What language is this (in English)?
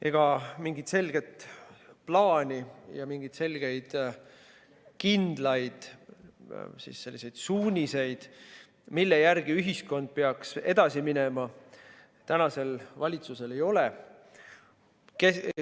Estonian